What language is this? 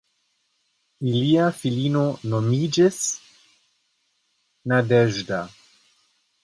Esperanto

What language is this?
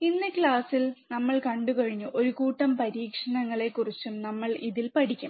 Malayalam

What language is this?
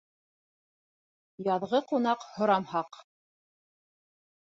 Bashkir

